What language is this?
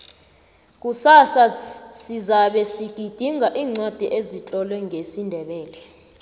South Ndebele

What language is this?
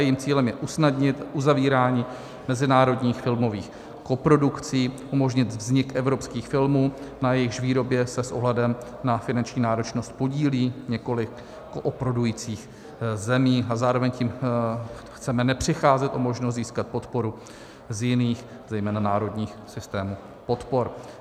Czech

